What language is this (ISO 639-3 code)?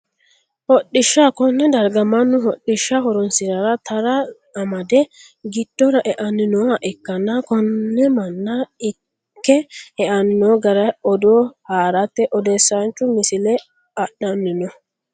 sid